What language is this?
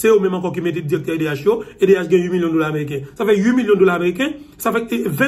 French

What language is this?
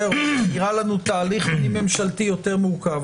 Hebrew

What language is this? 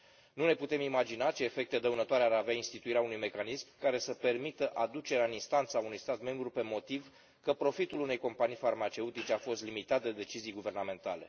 Romanian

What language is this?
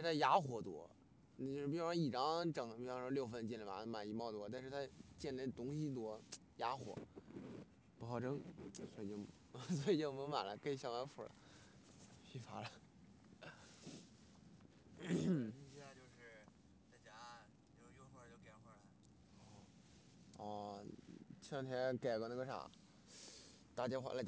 Chinese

